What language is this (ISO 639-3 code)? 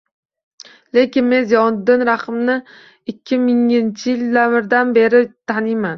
uzb